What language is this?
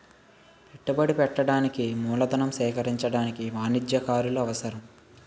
Telugu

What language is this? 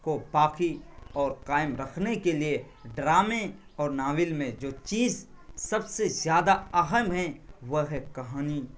Urdu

